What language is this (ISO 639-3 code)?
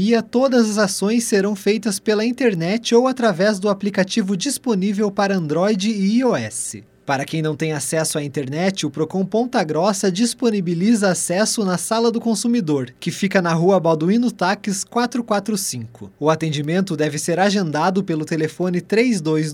por